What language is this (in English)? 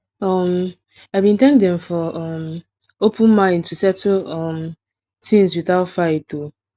Nigerian Pidgin